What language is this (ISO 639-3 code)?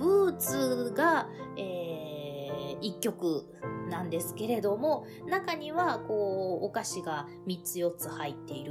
jpn